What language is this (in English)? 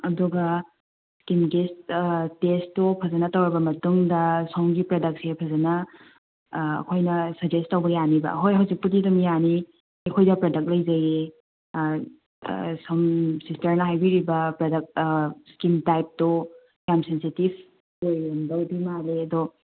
Manipuri